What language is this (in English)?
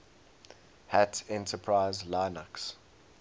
English